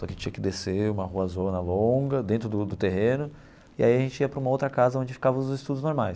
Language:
Portuguese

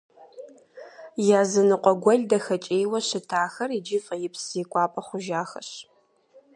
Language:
Kabardian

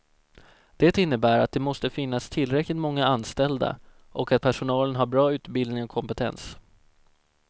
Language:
Swedish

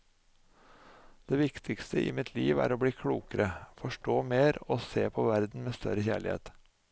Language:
Norwegian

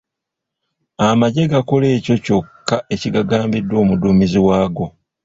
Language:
Ganda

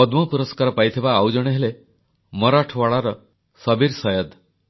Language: Odia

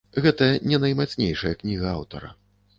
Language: Belarusian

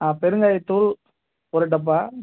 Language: Tamil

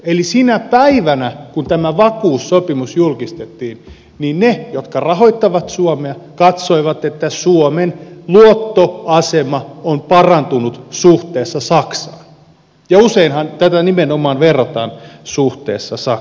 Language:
Finnish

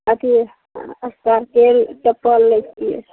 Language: Maithili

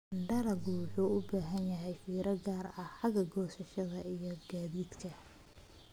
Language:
Somali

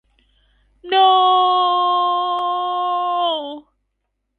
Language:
Thai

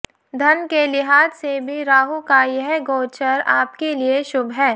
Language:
Hindi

